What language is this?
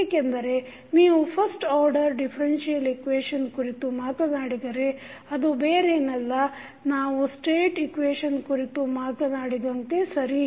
Kannada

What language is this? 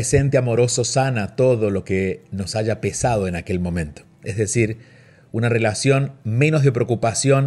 Spanish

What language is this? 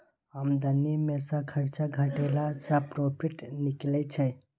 Maithili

